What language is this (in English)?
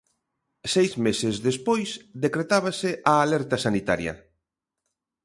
Galician